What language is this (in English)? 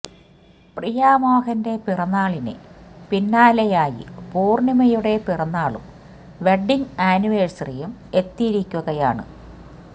Malayalam